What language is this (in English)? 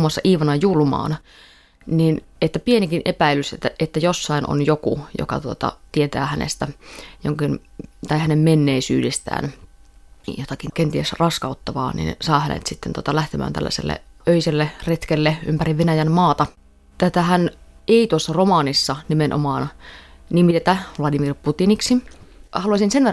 Finnish